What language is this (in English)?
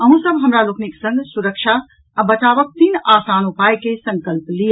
Maithili